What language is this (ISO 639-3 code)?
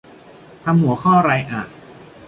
tha